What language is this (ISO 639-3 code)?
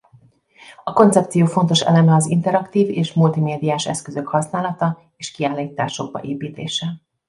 hun